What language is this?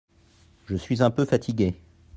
French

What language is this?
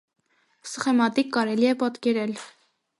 Armenian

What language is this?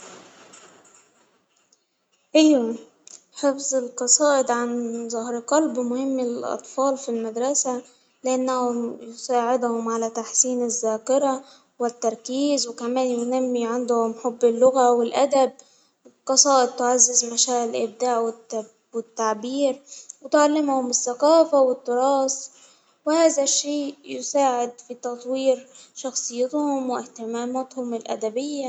Hijazi Arabic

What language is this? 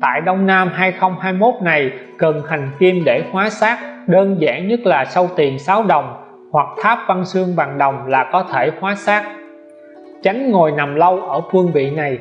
Vietnamese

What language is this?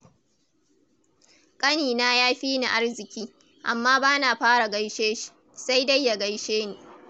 Hausa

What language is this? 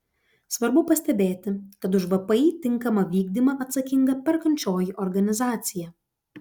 Lithuanian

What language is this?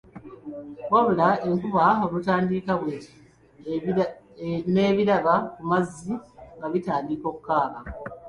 Ganda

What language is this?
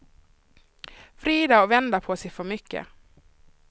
Swedish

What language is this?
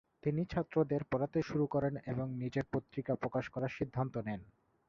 Bangla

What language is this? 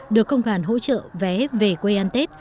Vietnamese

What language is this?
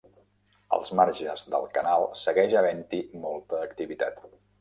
Catalan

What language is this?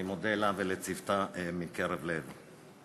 Hebrew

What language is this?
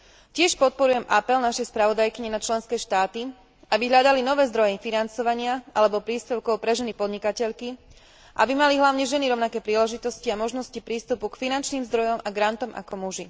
Slovak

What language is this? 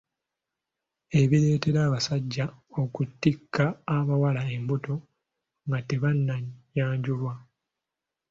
Ganda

